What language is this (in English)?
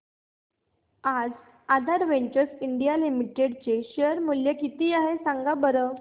Marathi